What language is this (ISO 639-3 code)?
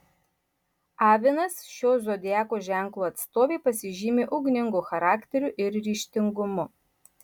lit